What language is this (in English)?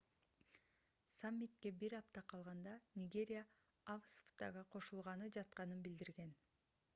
Kyrgyz